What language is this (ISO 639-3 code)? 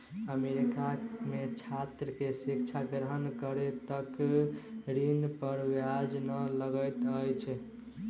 mai